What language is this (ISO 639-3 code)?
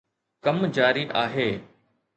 snd